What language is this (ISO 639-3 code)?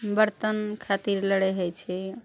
mai